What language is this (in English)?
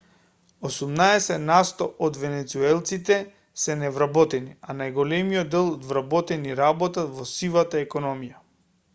Macedonian